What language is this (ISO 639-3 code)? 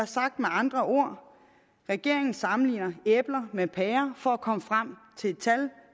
dan